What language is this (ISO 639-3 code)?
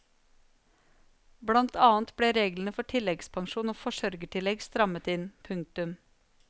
nor